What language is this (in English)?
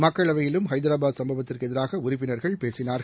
Tamil